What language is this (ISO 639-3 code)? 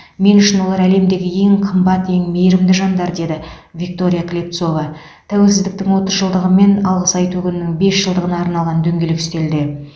kaz